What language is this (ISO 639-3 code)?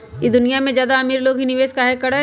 mag